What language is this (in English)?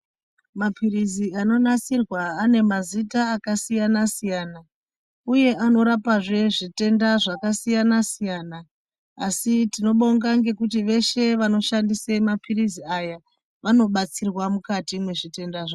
Ndau